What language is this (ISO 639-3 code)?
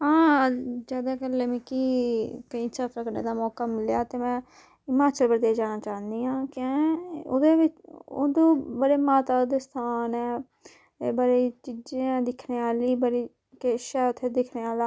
doi